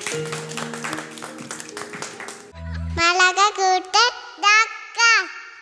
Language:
Malayalam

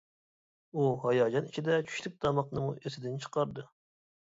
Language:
Uyghur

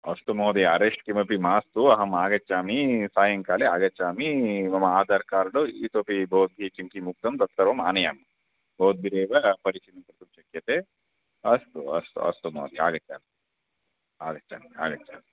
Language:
Sanskrit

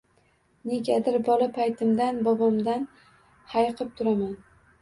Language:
Uzbek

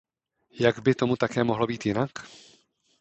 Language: Czech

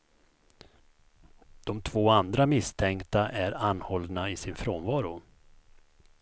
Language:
Swedish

